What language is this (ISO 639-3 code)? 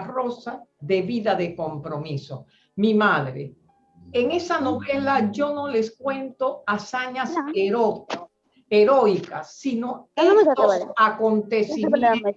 spa